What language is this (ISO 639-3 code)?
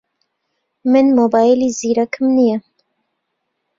ckb